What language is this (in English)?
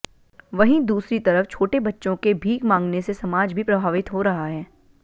Hindi